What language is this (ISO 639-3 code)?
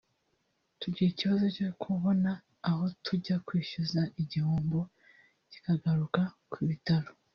kin